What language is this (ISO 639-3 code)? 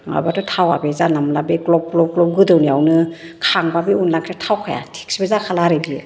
brx